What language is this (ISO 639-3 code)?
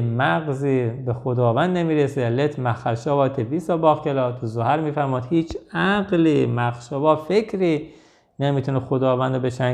fas